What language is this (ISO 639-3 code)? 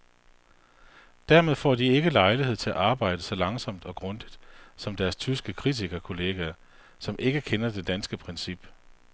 dan